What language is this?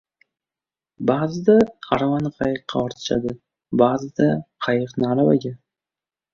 Uzbek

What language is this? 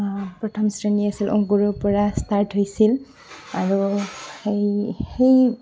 Assamese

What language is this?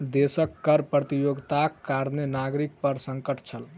Maithili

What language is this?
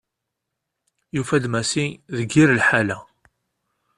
Kabyle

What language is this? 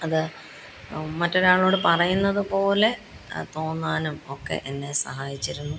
Malayalam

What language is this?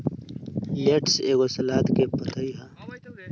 Bhojpuri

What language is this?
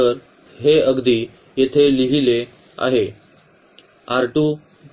Marathi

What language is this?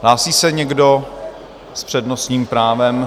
Czech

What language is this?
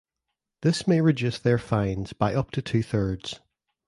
English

